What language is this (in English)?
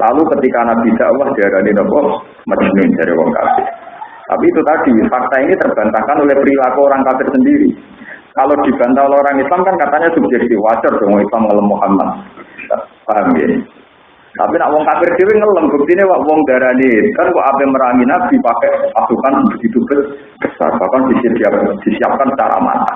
Indonesian